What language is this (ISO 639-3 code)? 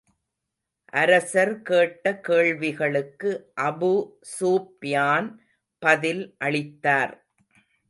tam